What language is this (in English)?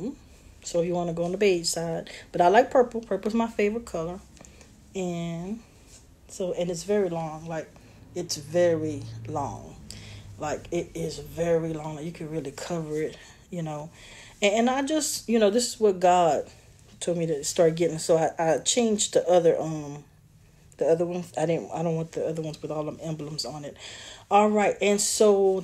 English